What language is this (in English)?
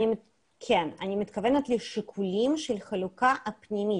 Hebrew